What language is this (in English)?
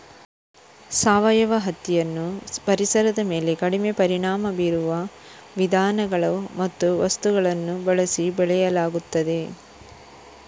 Kannada